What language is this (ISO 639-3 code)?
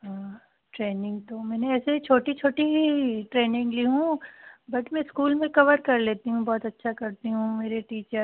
hin